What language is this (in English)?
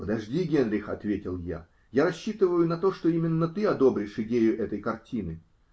Russian